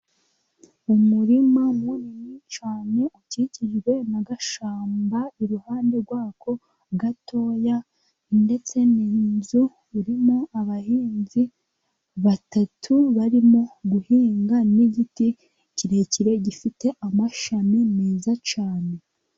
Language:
Kinyarwanda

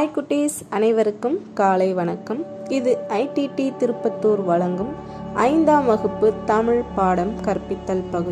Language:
Tamil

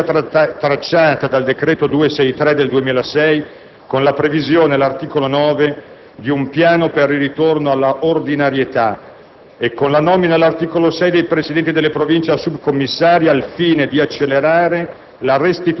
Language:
Italian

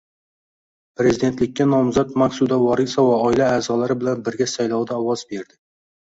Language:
Uzbek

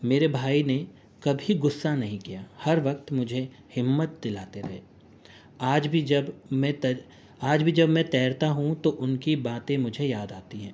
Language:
Urdu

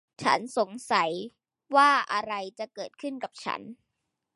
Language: Thai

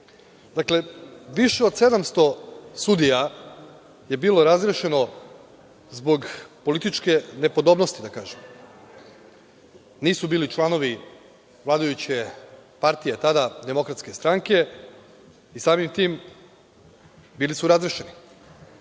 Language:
Serbian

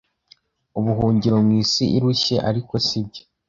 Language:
Kinyarwanda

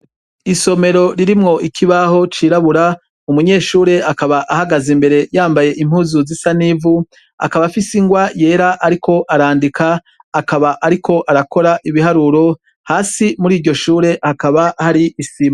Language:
Rundi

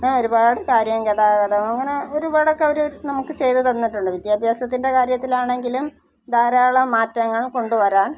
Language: Malayalam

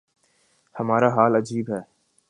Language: Urdu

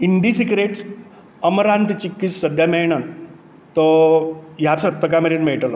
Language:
Konkani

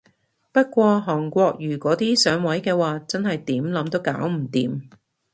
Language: Cantonese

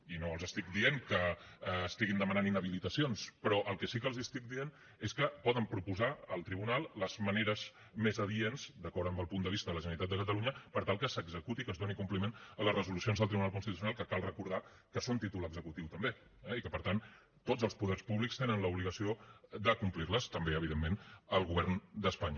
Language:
Catalan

